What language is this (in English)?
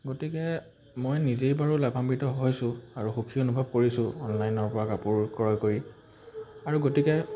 Assamese